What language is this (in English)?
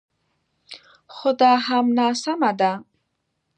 Pashto